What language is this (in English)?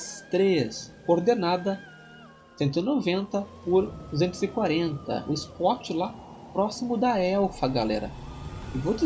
Portuguese